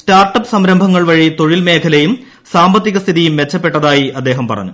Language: Malayalam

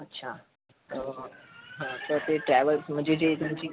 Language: Marathi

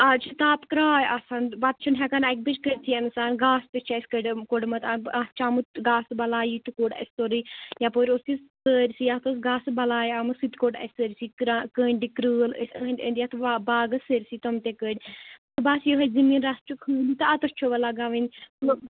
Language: Kashmiri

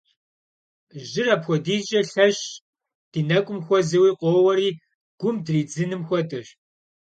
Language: Kabardian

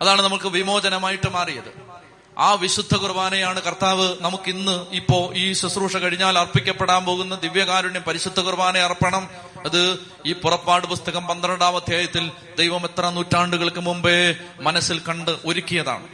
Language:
Malayalam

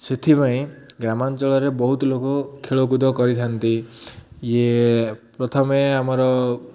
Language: Odia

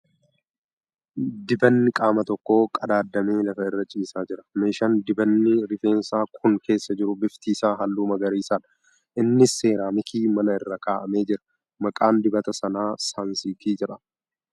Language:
Oromo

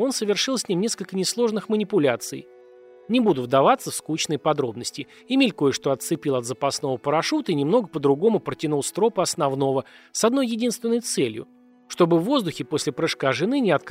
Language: Russian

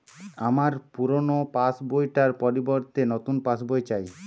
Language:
Bangla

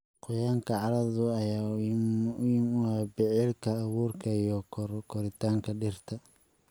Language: Somali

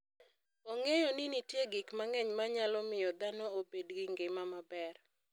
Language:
Luo (Kenya and Tanzania)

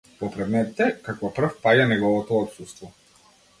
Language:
Macedonian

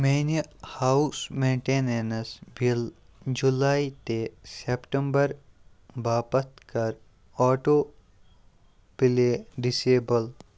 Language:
Kashmiri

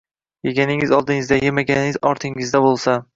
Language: Uzbek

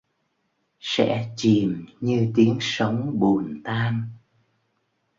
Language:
Vietnamese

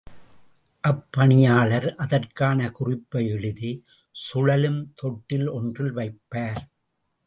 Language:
Tamil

